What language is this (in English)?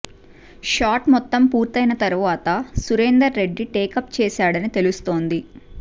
Telugu